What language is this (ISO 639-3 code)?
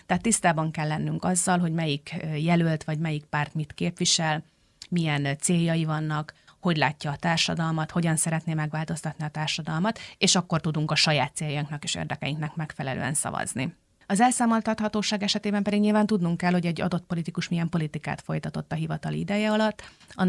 hun